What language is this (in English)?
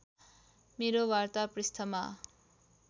Nepali